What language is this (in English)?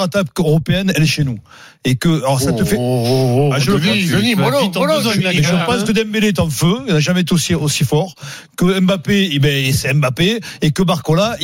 French